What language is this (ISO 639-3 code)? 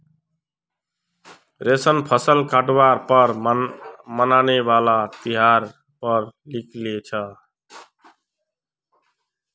mag